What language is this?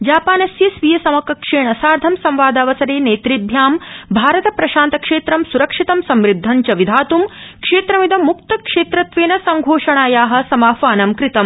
Sanskrit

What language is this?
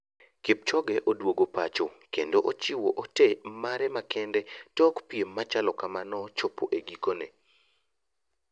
Luo (Kenya and Tanzania)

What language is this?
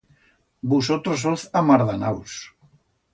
Aragonese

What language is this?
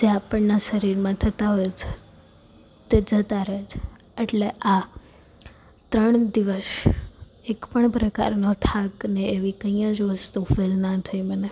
Gujarati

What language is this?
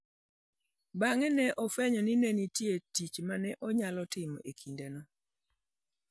Luo (Kenya and Tanzania)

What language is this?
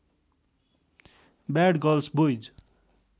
Nepali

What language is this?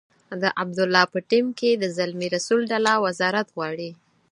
Pashto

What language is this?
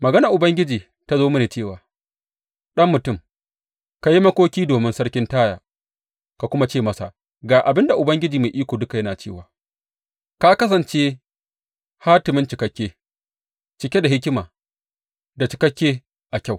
Hausa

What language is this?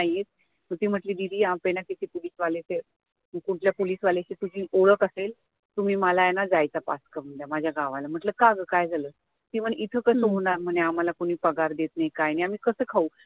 Marathi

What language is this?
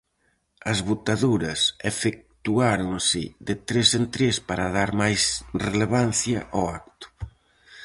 Galician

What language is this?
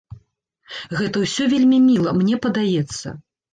Belarusian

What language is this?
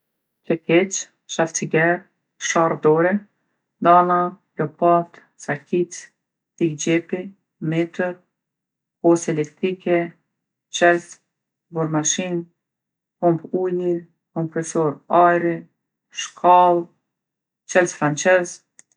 Gheg Albanian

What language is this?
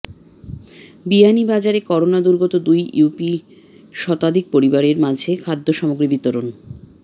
Bangla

